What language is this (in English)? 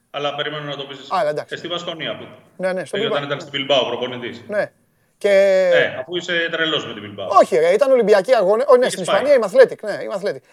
Greek